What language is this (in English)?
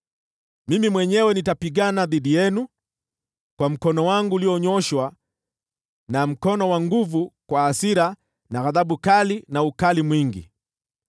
Swahili